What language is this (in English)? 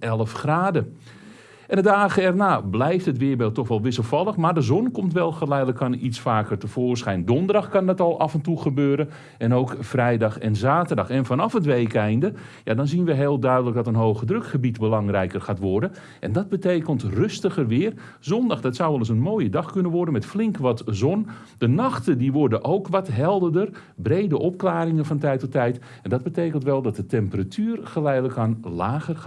Dutch